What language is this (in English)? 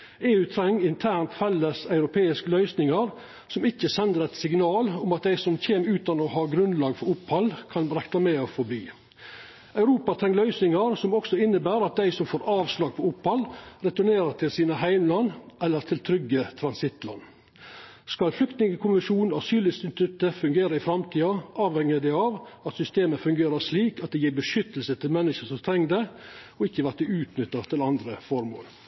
Norwegian Nynorsk